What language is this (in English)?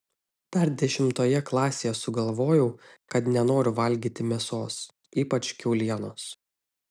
Lithuanian